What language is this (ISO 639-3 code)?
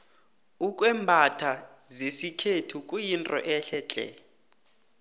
nbl